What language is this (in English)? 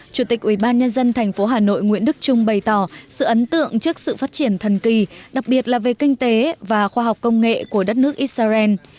Vietnamese